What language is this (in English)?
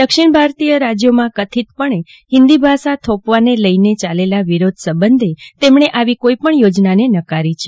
Gujarati